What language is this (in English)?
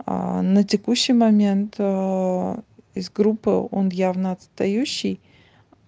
Russian